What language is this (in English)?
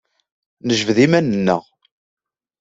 Kabyle